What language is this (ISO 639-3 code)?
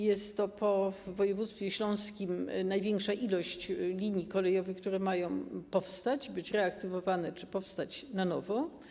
pol